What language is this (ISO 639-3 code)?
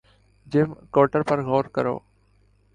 urd